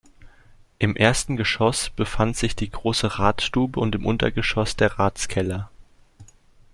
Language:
German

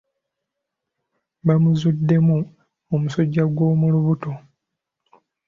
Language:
Ganda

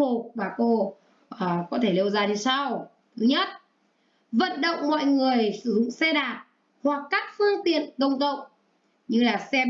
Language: Vietnamese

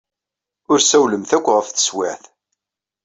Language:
Kabyle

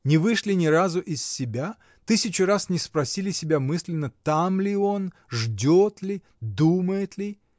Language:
Russian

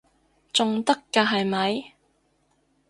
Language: Cantonese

